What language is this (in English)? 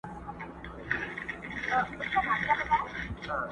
Pashto